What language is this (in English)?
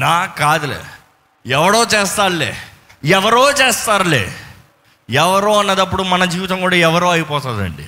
Telugu